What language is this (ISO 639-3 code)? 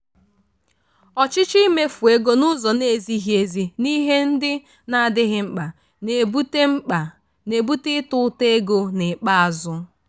ibo